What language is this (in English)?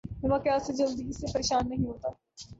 Urdu